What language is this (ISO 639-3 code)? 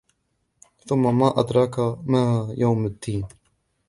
ara